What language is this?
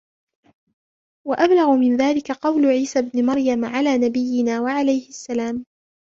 Arabic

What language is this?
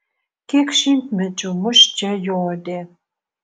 Lithuanian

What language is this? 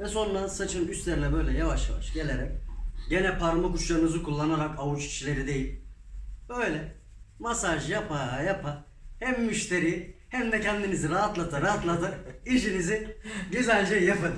Turkish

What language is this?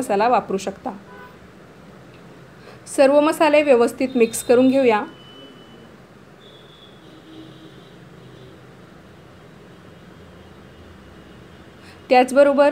Hindi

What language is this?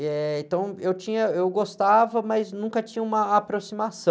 Portuguese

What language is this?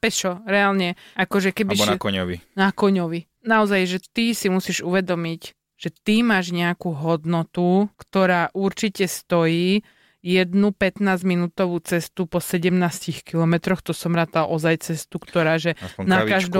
Slovak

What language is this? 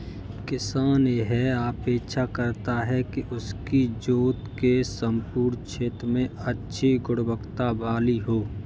Hindi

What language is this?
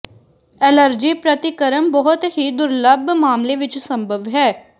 Punjabi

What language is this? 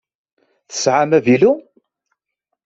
Kabyle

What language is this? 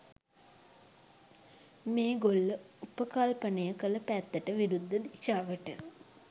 Sinhala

